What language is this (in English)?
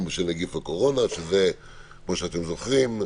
Hebrew